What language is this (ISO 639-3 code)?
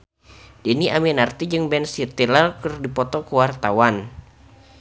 sun